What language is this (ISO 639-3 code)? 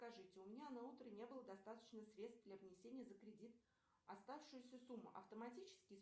rus